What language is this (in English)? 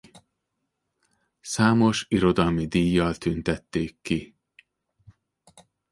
Hungarian